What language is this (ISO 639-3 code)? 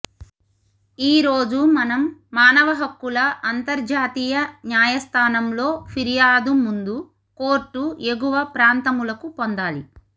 tel